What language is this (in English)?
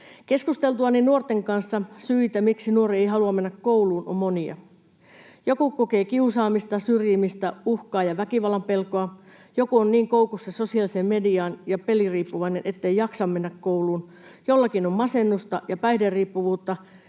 Finnish